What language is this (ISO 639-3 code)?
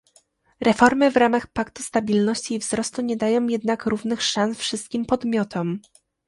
pol